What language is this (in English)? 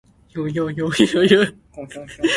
Min Nan Chinese